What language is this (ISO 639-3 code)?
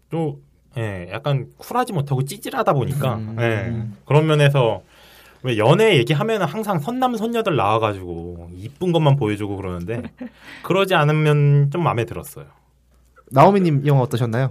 kor